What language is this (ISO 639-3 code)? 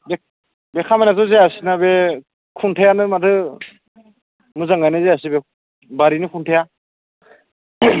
brx